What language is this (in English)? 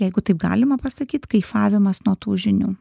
Lithuanian